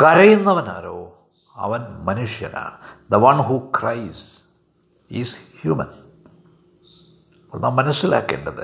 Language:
Malayalam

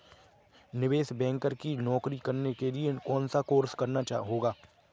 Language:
Hindi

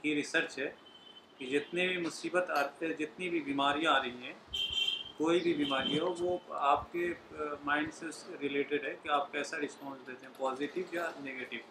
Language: Urdu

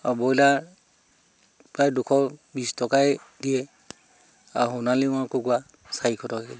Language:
Assamese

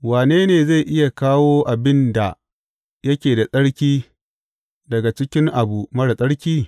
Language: Hausa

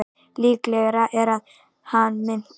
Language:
Icelandic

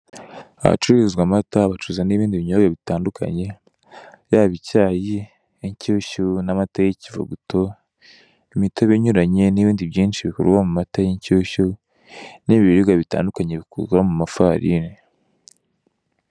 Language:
Kinyarwanda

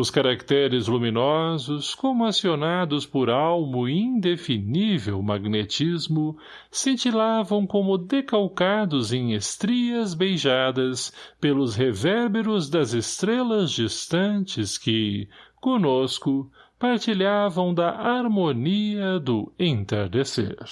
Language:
Portuguese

